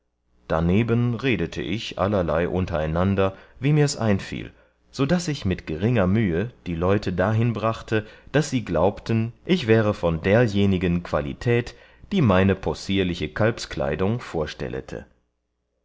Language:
German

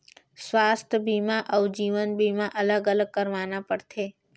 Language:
Chhattisgarhi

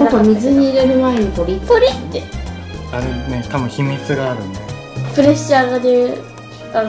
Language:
Japanese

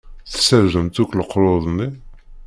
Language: Kabyle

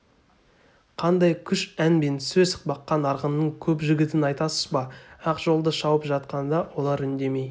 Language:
Kazakh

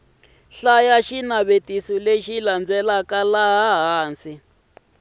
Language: Tsonga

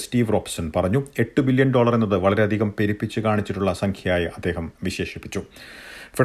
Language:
Malayalam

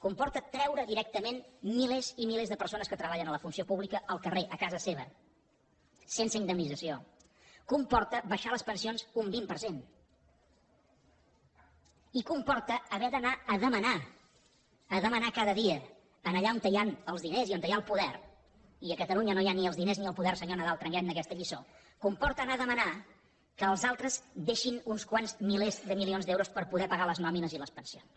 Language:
Catalan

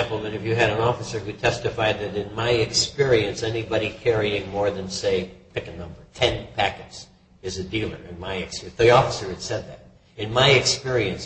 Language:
English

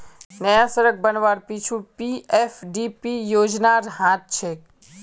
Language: Magahi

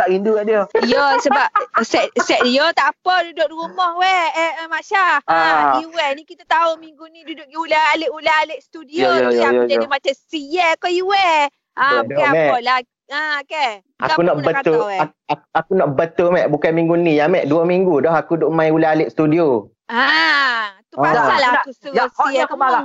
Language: Malay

